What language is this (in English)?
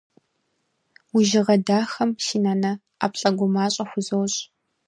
Kabardian